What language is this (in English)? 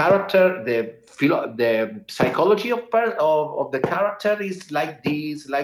English